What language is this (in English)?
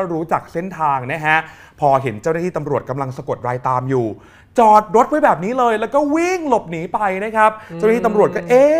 Thai